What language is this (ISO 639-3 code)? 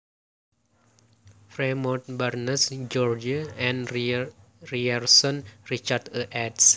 jav